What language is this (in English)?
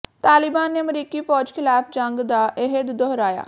Punjabi